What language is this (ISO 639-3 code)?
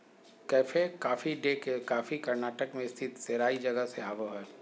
mag